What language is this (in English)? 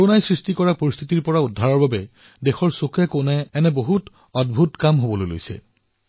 Assamese